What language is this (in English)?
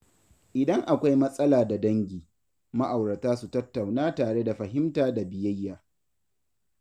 Hausa